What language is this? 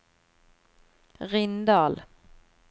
Norwegian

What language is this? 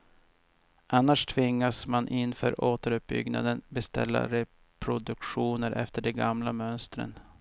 Swedish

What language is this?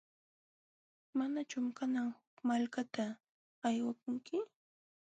Jauja Wanca Quechua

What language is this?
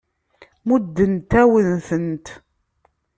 Kabyle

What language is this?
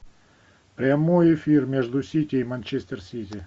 Russian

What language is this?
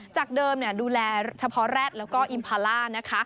Thai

